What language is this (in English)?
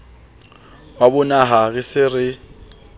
Southern Sotho